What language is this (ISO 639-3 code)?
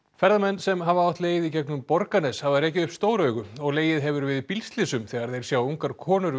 isl